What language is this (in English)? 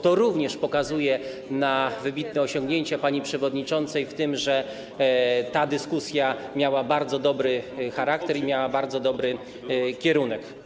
Polish